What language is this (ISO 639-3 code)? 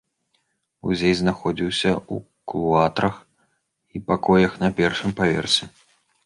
bel